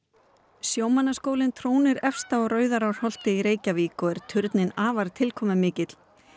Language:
Icelandic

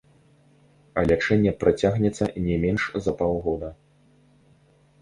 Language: Belarusian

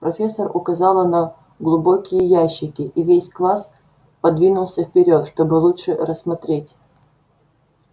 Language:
Russian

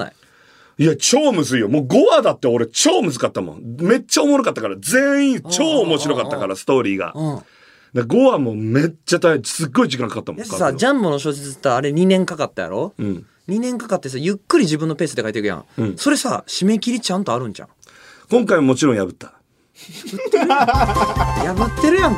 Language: Japanese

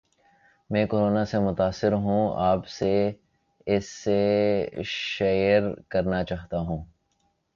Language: Urdu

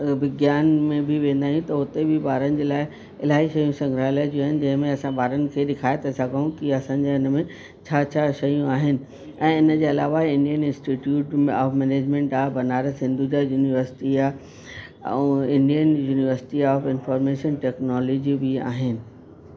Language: Sindhi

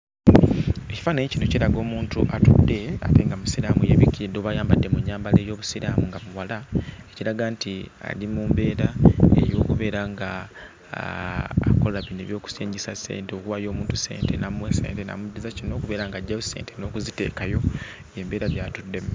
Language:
Ganda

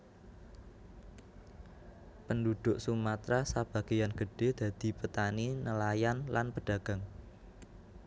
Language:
Javanese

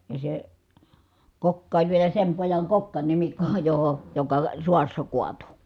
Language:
Finnish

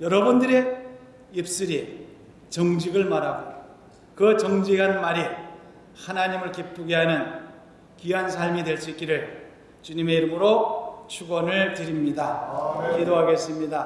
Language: Korean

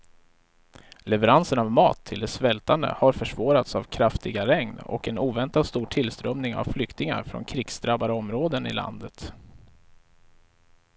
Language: Swedish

